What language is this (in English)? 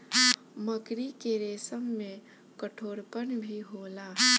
Bhojpuri